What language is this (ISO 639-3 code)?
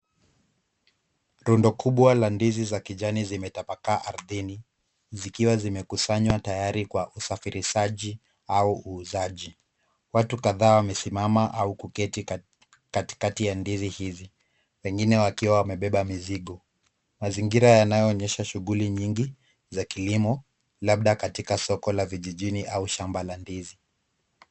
swa